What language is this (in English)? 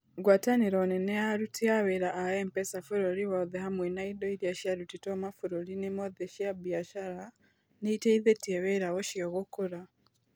Kikuyu